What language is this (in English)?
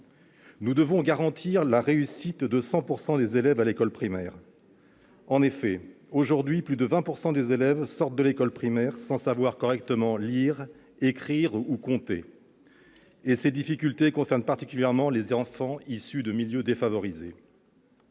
French